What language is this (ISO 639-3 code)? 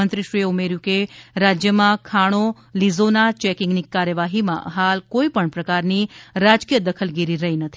guj